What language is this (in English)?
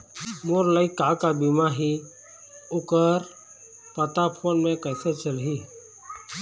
Chhattisgarhi